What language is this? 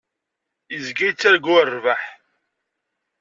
Kabyle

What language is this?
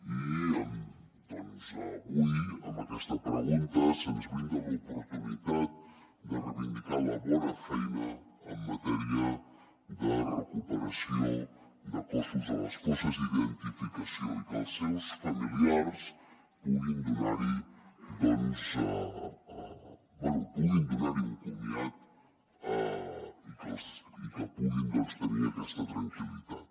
Catalan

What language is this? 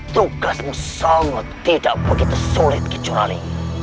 Indonesian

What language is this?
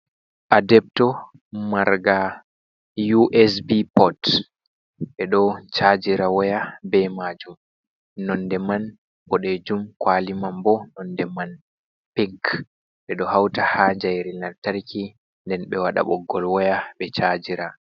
Fula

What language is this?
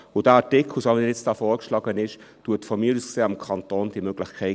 Swiss German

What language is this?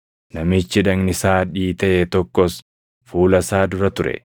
Oromo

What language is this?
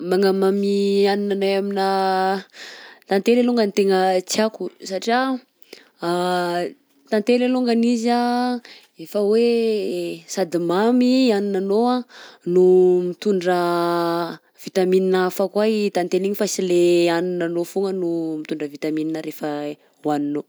Southern Betsimisaraka Malagasy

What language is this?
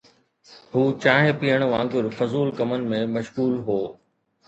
Sindhi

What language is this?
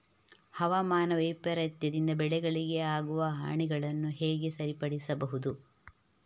Kannada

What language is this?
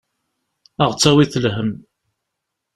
Kabyle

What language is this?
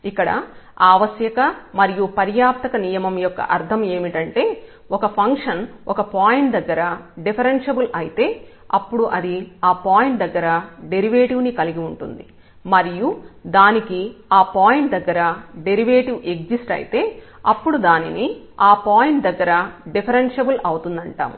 Telugu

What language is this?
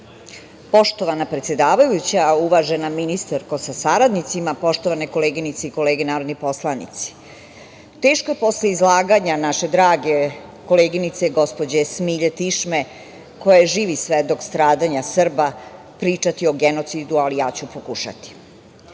Serbian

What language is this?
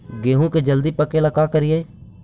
Magahi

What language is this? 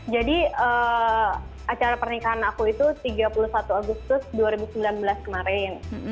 Indonesian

